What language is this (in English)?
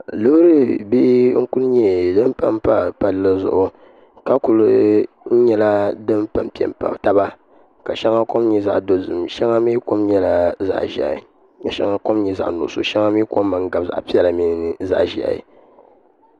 Dagbani